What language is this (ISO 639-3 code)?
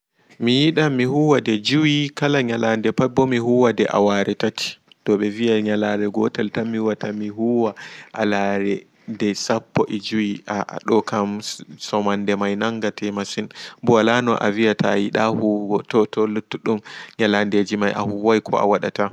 ful